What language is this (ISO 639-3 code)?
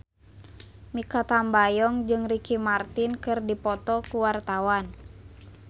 sun